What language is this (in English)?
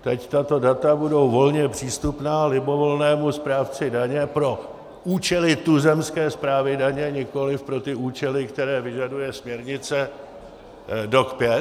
Czech